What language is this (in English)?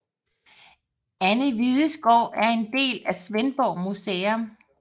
Danish